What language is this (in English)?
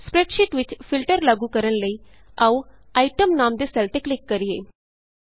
Punjabi